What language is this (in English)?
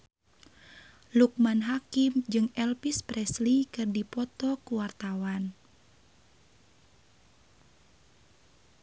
Sundanese